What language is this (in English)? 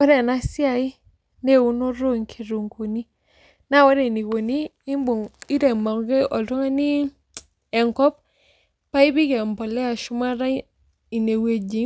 Masai